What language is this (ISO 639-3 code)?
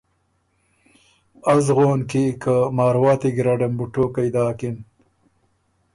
oru